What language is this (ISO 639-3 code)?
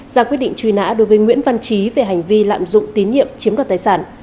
vie